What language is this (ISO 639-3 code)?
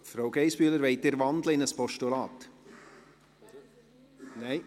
gsw